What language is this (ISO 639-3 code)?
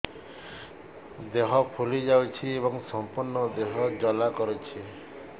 ori